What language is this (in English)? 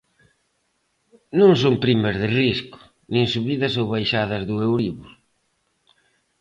Galician